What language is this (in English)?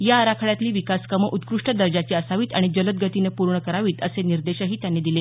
Marathi